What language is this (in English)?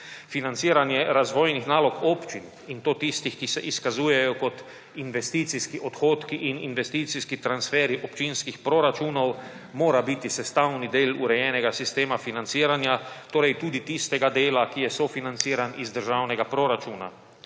Slovenian